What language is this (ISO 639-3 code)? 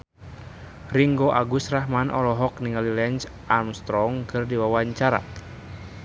sun